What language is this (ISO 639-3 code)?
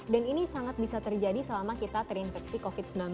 ind